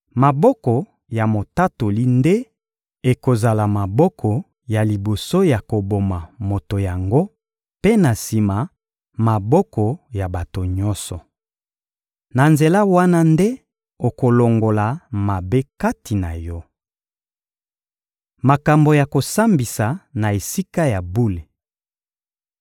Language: Lingala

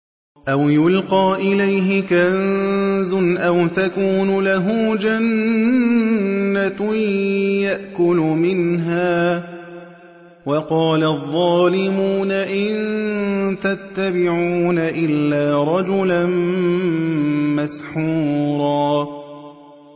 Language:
Arabic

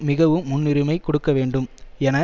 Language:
Tamil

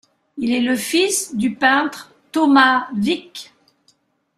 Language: French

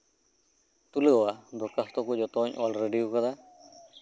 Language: Santali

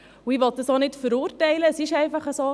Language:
Swiss German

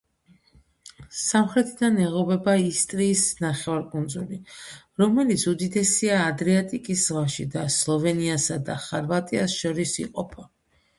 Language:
Georgian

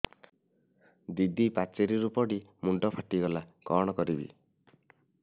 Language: Odia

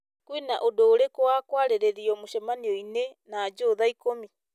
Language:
Kikuyu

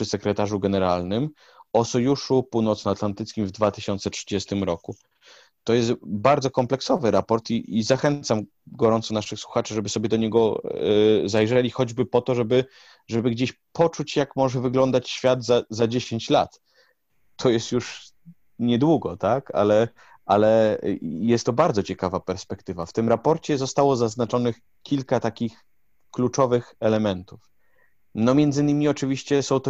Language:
Polish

